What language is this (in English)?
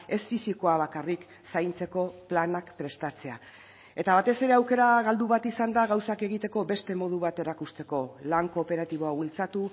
Basque